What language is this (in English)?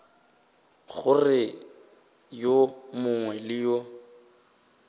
Northern Sotho